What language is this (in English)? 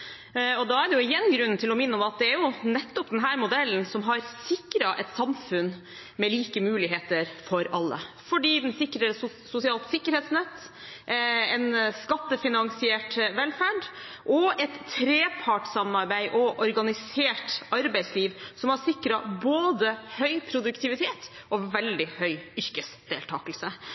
Norwegian Bokmål